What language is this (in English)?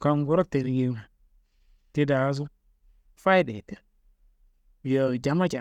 Kanembu